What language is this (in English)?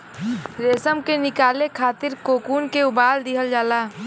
Bhojpuri